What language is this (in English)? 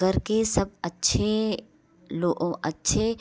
Hindi